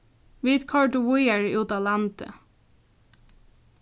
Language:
Faroese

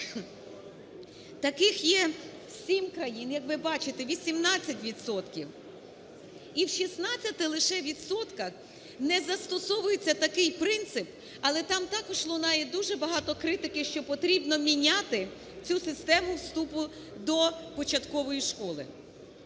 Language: Ukrainian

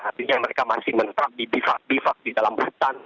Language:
Indonesian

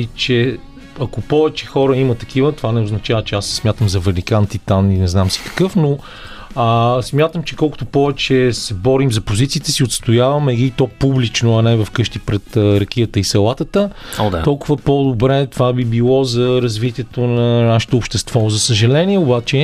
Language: Bulgarian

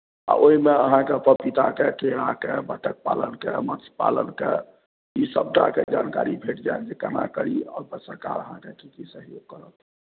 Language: Maithili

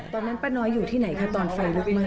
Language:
Thai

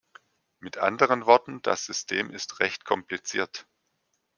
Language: German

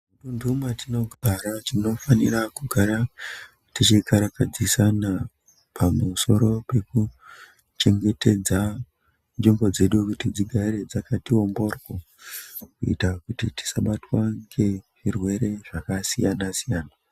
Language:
Ndau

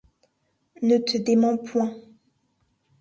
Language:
French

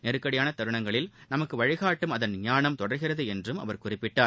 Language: Tamil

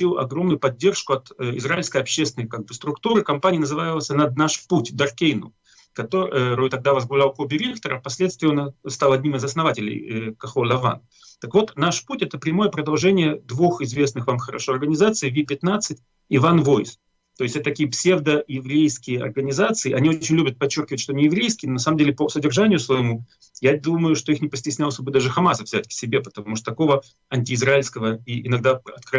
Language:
Russian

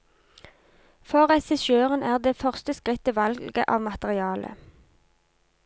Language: Norwegian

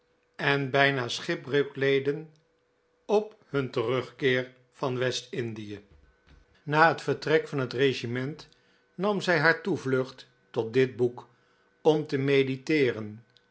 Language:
Dutch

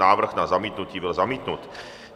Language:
Czech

